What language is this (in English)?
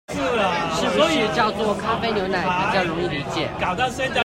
Chinese